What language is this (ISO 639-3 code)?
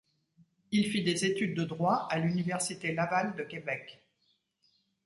fra